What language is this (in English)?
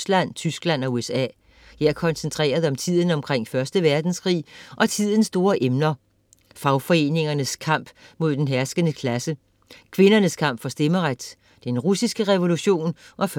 Danish